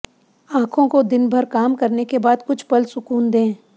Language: Hindi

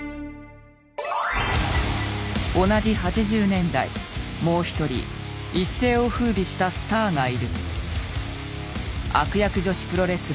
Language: Japanese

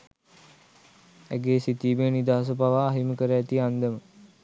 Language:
Sinhala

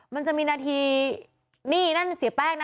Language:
Thai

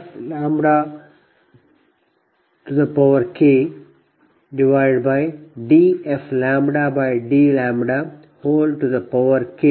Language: Kannada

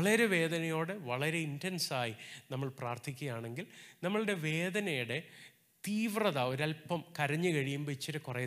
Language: Malayalam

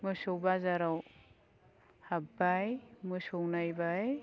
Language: Bodo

